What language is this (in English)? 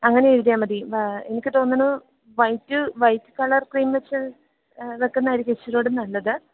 Malayalam